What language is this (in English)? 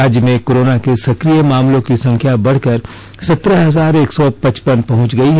Hindi